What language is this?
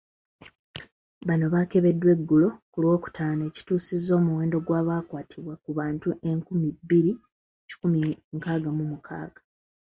Ganda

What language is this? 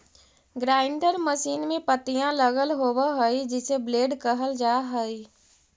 Magahi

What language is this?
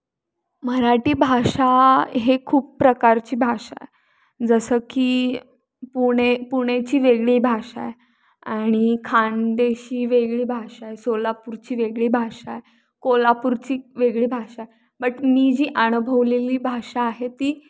Marathi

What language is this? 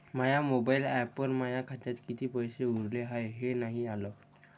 Marathi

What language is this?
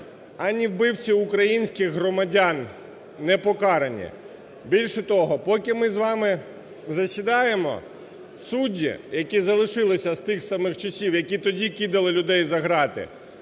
Ukrainian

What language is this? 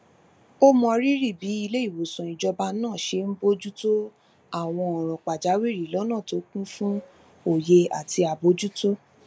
Yoruba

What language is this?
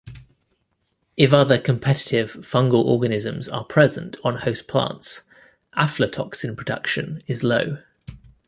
English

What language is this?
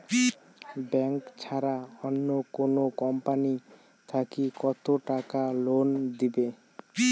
Bangla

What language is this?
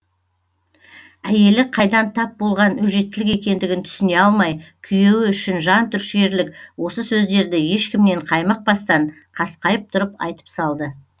Kazakh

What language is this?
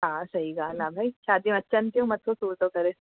Sindhi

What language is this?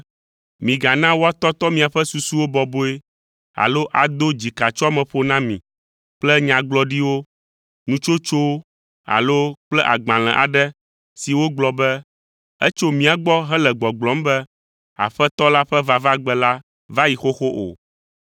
Ewe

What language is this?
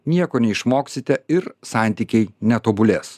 Lithuanian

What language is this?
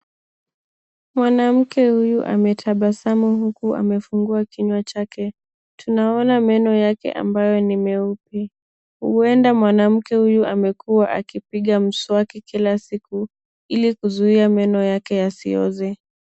Swahili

